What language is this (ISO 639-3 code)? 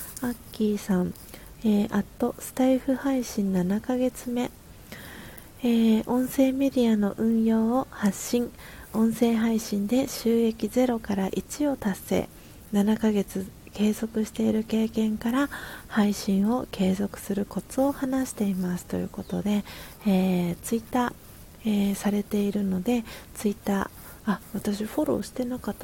jpn